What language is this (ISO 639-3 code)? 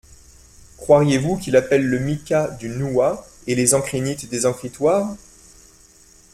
fra